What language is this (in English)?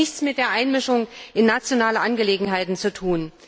German